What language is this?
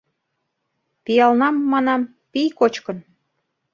Mari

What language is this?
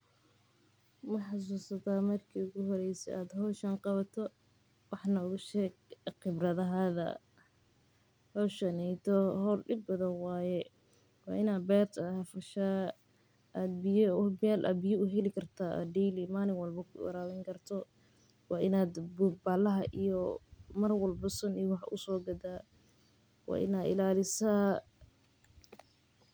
Somali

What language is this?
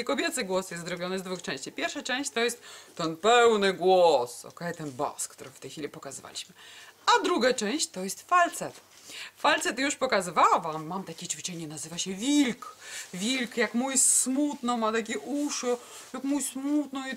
Polish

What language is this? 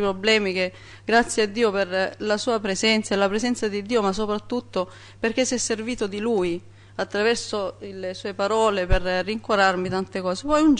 Italian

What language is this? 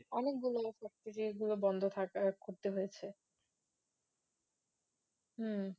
Bangla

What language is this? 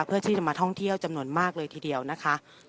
Thai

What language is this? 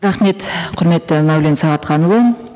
Kazakh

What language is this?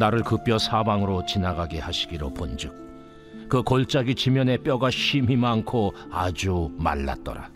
Korean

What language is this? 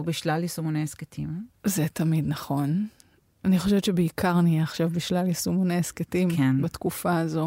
Hebrew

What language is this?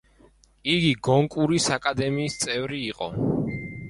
Georgian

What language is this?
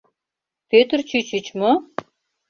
Mari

